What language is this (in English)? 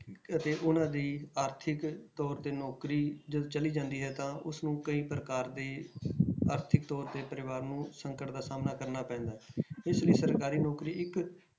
Punjabi